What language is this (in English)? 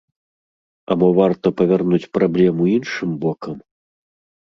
Belarusian